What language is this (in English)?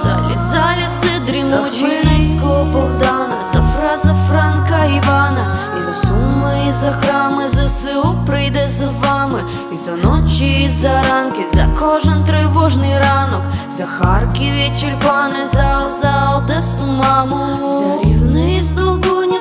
Ukrainian